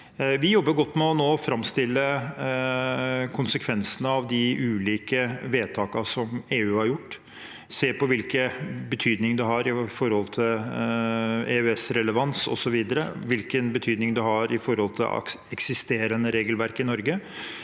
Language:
Norwegian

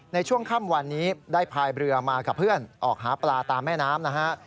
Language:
Thai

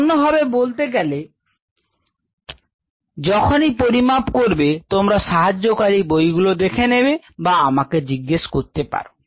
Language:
Bangla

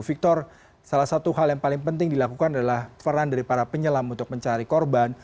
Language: Indonesian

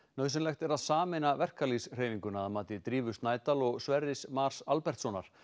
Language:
Icelandic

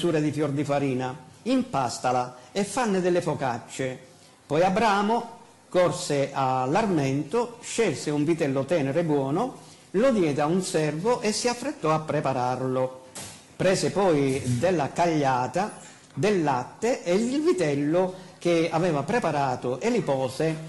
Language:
Italian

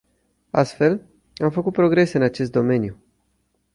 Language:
Romanian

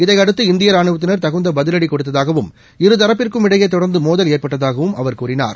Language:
Tamil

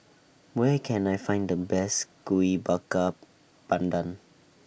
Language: English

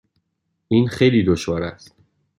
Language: Persian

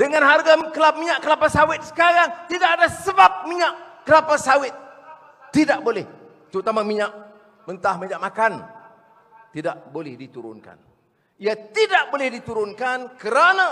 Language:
Malay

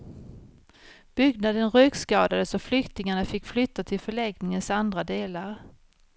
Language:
Swedish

